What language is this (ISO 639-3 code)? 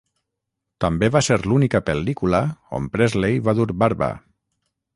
cat